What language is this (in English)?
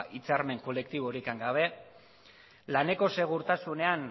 Basque